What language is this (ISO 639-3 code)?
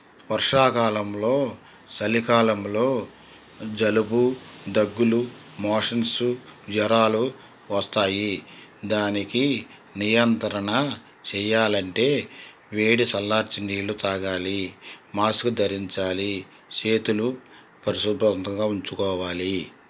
tel